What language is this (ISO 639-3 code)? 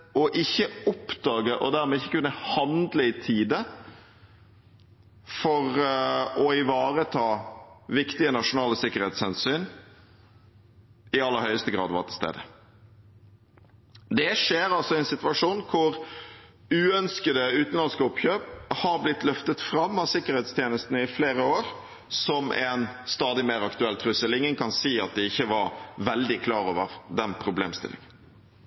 nob